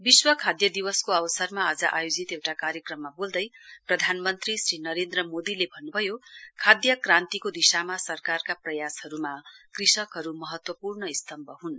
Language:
Nepali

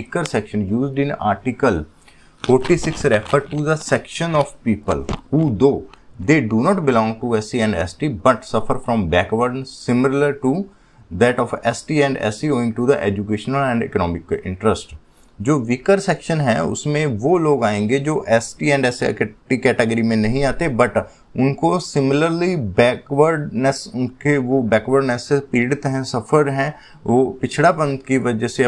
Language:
Hindi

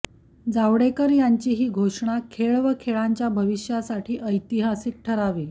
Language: Marathi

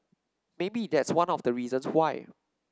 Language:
English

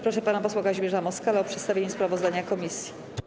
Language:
Polish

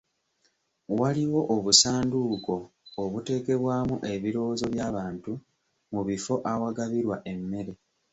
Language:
Ganda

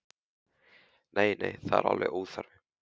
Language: Icelandic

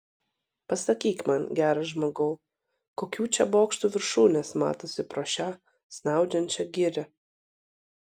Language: Lithuanian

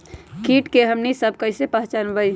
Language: Magahi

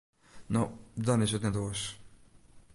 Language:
Western Frisian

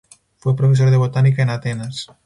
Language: Spanish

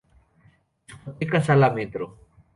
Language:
Spanish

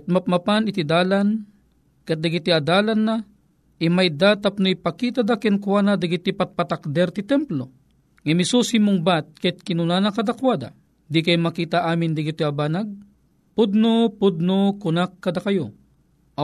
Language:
Filipino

